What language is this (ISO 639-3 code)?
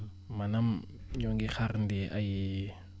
wol